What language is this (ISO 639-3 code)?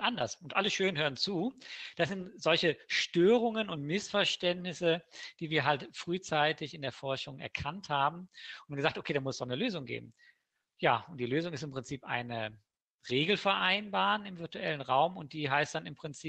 deu